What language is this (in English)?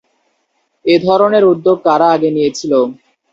Bangla